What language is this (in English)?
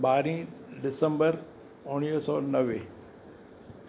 Sindhi